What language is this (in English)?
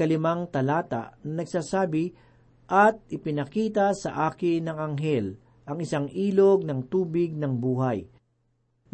Filipino